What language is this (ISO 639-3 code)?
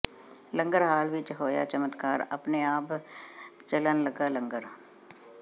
pan